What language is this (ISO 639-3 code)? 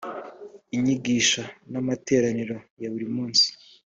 kin